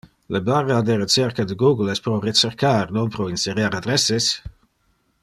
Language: Interlingua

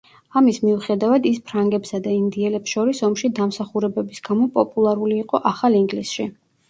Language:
Georgian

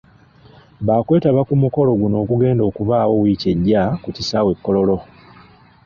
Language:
Ganda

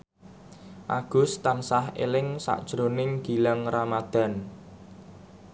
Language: Javanese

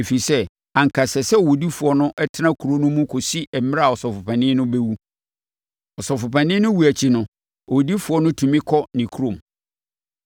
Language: Akan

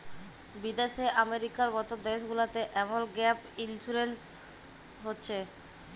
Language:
Bangla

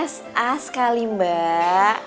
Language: Indonesian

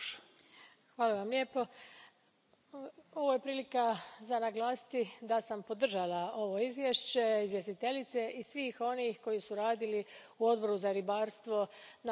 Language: Croatian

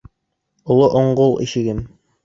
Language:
Bashkir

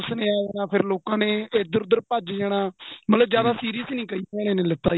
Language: Punjabi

